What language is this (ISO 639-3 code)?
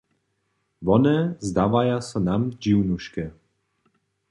hsb